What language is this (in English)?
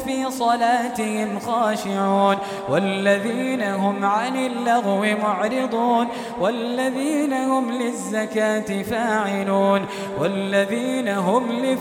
Arabic